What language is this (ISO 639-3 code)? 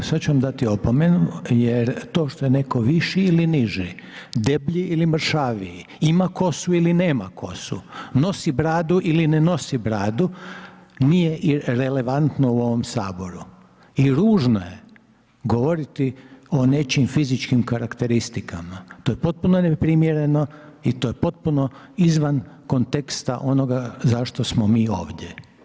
hrv